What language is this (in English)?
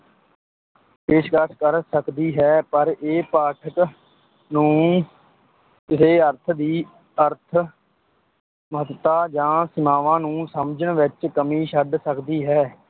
Punjabi